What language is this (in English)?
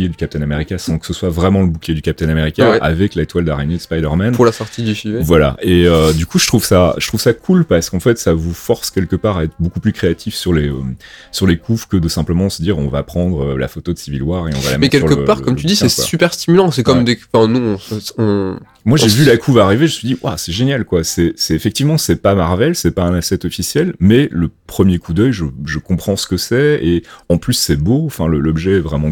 French